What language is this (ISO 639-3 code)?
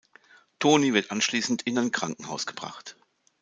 deu